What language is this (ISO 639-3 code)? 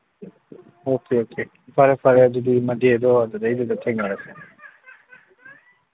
mni